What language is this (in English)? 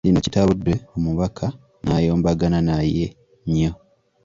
Ganda